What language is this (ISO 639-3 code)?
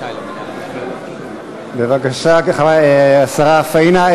heb